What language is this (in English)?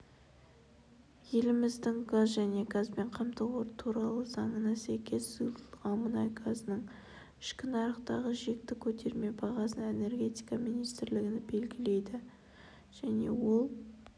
Kazakh